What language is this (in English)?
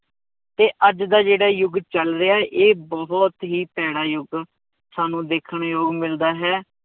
Punjabi